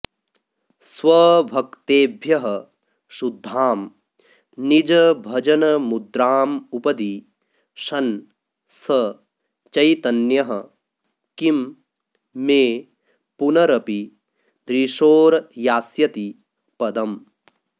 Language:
Sanskrit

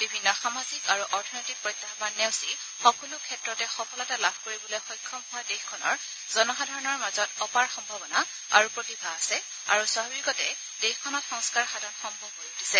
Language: Assamese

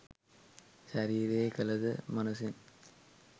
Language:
Sinhala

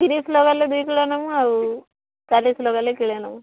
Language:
Odia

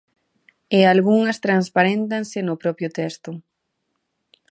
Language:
Galician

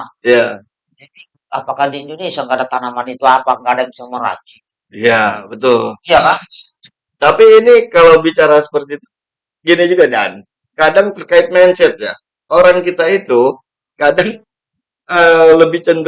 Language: Indonesian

